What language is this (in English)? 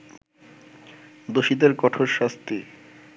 Bangla